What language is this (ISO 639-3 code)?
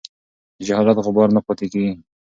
pus